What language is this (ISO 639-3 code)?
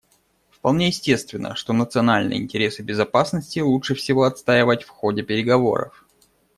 rus